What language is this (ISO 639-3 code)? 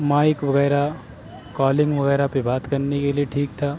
urd